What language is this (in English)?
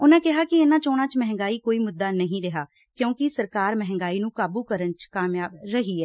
Punjabi